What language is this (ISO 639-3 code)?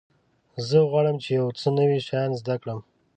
pus